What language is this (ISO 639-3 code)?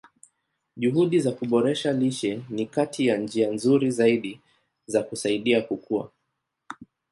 swa